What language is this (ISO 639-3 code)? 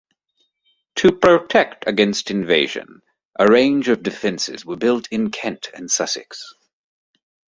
eng